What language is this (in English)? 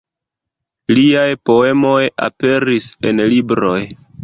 Esperanto